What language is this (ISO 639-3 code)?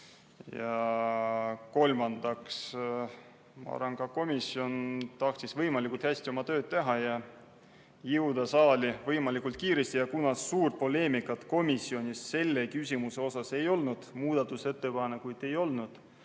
est